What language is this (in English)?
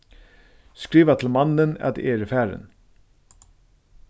Faroese